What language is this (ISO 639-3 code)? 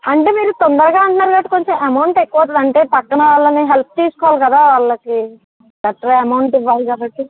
tel